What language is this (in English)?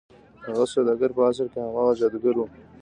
Pashto